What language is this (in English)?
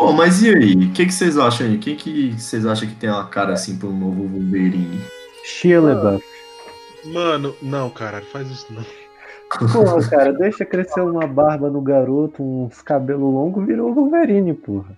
Portuguese